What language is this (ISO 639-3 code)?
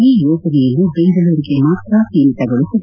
kan